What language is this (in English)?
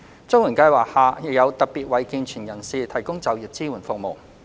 Cantonese